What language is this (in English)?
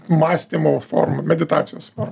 Lithuanian